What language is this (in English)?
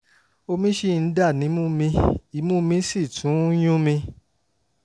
Yoruba